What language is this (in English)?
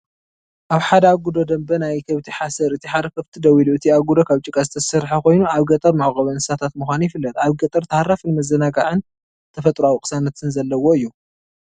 Tigrinya